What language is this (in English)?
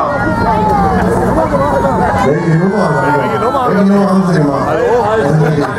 German